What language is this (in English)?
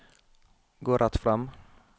Norwegian